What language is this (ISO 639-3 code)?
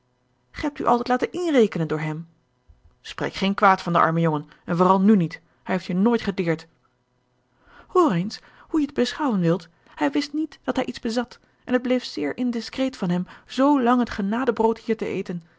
nld